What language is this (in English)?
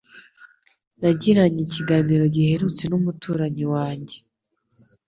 Kinyarwanda